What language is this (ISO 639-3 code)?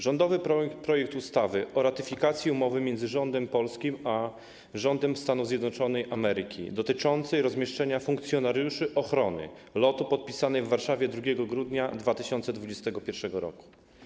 pol